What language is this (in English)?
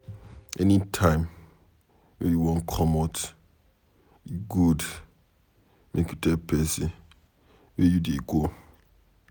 Nigerian Pidgin